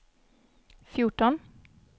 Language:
Swedish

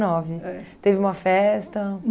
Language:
Portuguese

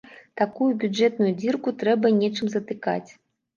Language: Belarusian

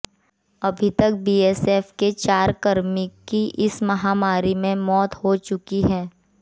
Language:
Hindi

